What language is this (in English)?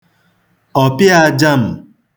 Igbo